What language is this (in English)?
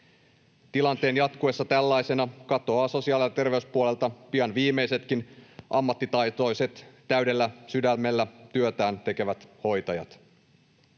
Finnish